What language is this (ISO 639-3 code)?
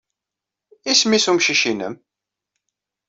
kab